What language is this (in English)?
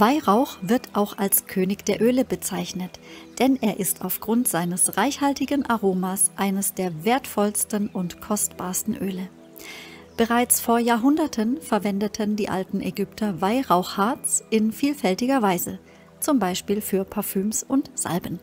German